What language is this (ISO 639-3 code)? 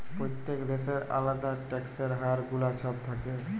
ben